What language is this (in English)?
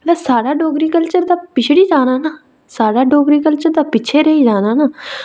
Dogri